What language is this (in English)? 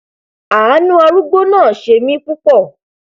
Yoruba